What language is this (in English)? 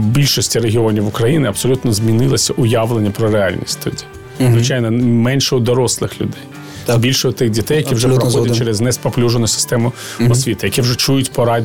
Ukrainian